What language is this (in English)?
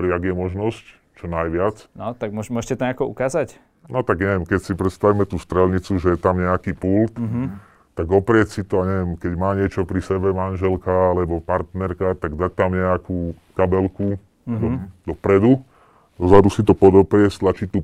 Slovak